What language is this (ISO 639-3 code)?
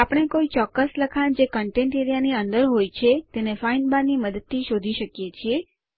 guj